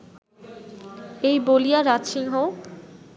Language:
Bangla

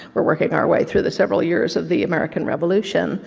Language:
English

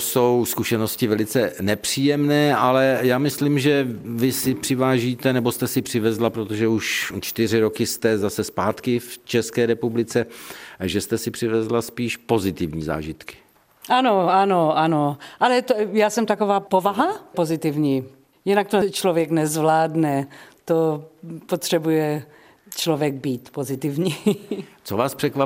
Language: Czech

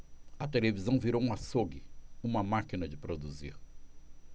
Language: Portuguese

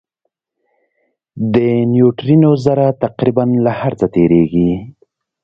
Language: Pashto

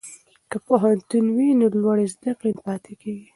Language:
Pashto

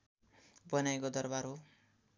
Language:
Nepali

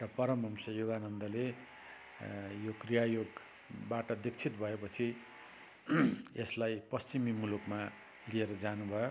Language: Nepali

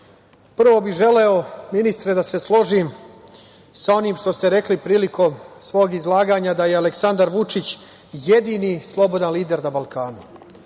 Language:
Serbian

